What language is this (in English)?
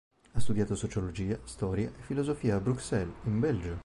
Italian